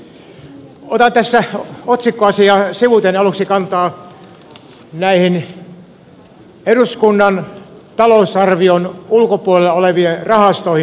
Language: Finnish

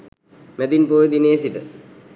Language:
Sinhala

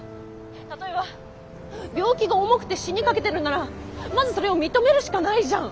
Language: Japanese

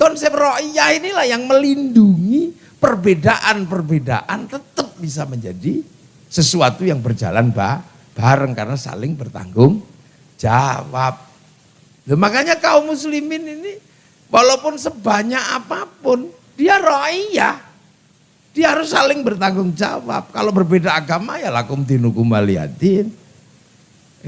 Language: Indonesian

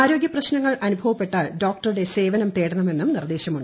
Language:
Malayalam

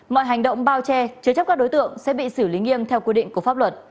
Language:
Vietnamese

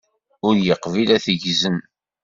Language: Kabyle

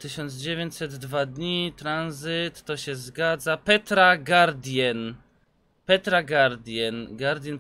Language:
Polish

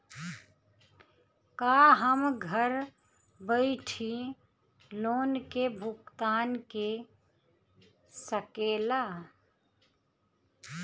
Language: Bhojpuri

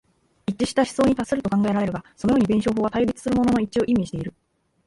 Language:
Japanese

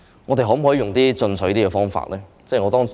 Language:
Cantonese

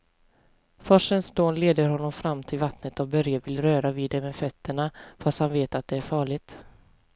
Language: Swedish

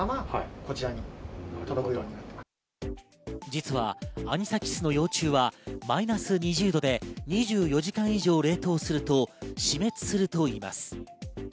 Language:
Japanese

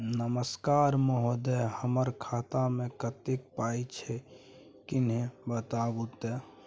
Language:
Maithili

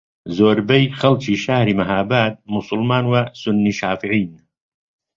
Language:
Central Kurdish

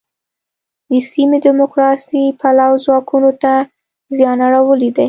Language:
Pashto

